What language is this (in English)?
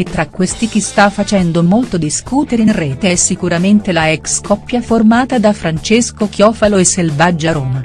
Italian